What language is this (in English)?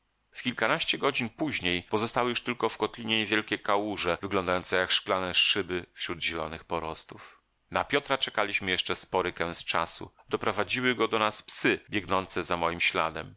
Polish